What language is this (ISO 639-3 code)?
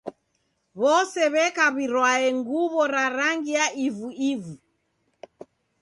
dav